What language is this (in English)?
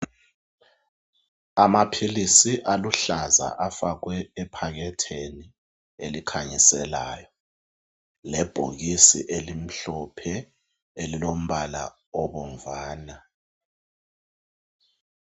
North Ndebele